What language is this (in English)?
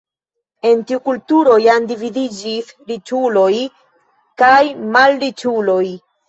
Esperanto